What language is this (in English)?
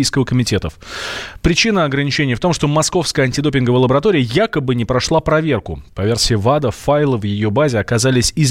Russian